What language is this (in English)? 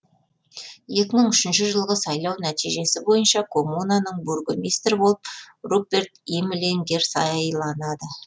Kazakh